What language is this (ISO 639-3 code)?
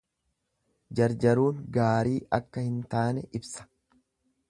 orm